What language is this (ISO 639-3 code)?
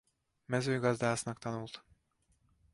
hun